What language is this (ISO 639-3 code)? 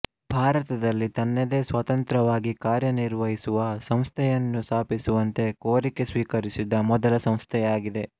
kan